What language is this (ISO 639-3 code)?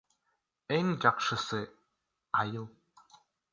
kir